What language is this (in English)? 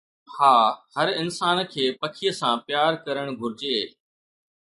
Sindhi